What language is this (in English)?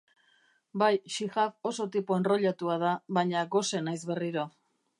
Basque